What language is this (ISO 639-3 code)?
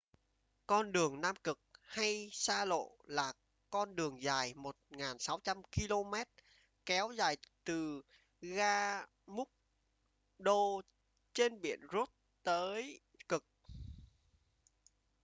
vie